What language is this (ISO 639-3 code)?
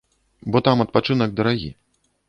bel